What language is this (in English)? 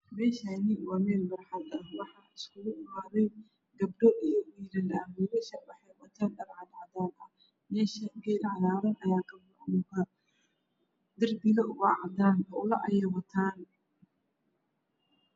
Somali